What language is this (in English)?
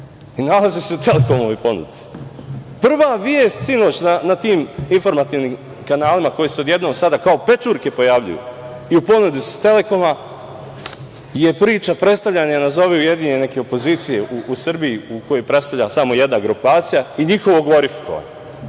Serbian